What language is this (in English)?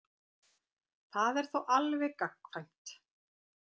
Icelandic